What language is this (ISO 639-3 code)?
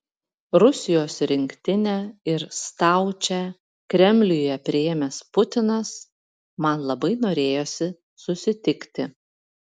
lit